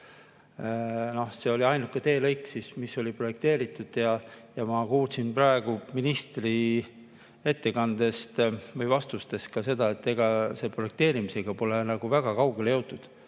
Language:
Estonian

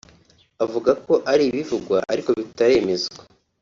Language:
Kinyarwanda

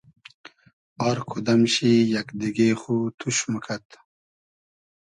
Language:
Hazaragi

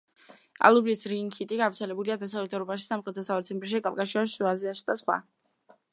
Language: Georgian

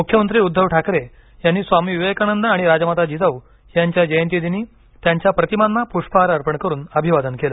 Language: Marathi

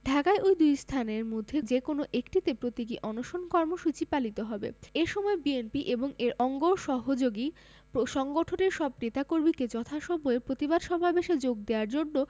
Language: Bangla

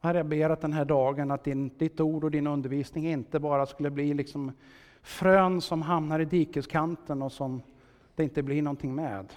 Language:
Swedish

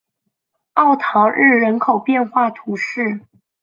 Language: Chinese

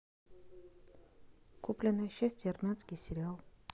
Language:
Russian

